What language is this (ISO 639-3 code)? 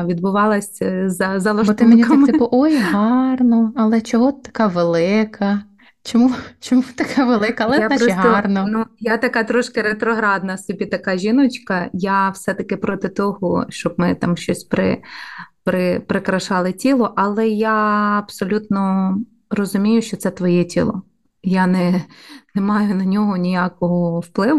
ukr